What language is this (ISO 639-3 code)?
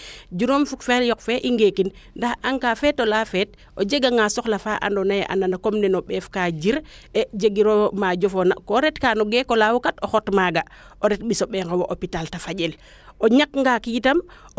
srr